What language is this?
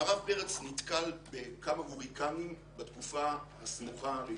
Hebrew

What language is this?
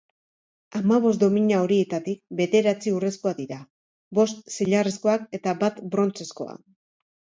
Basque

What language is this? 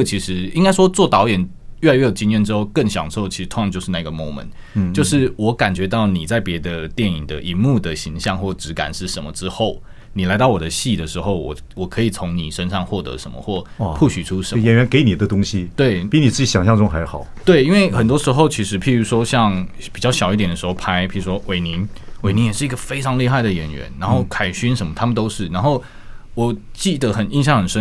Chinese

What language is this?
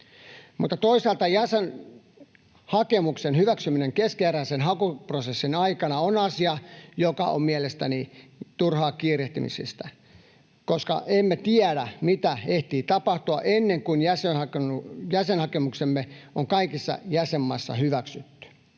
Finnish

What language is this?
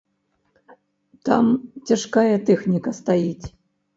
Belarusian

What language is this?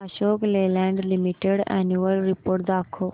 Marathi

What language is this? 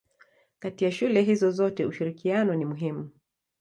Swahili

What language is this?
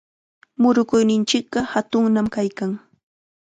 Chiquián Ancash Quechua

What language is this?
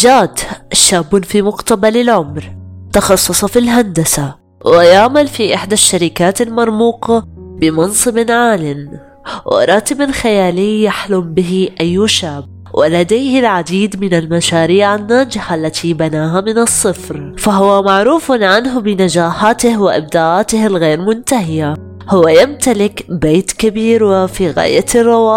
Arabic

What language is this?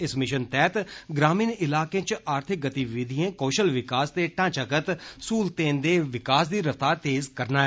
Dogri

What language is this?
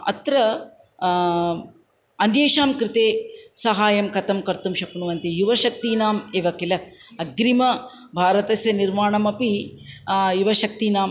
Sanskrit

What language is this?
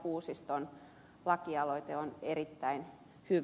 Finnish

